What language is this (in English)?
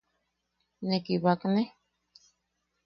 Yaqui